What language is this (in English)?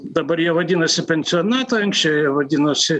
Lithuanian